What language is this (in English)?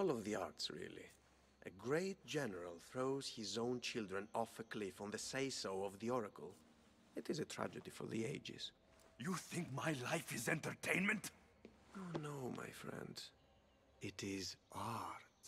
Polish